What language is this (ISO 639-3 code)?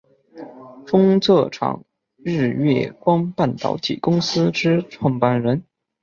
zho